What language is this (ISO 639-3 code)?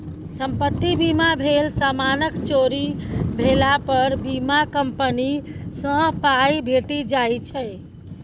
mai